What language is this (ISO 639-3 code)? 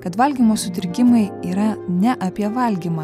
lit